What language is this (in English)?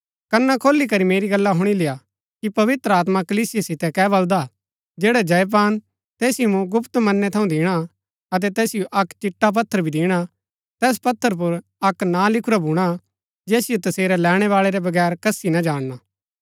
Gaddi